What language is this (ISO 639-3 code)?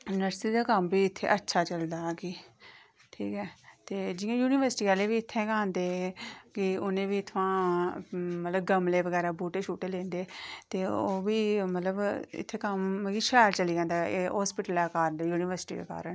doi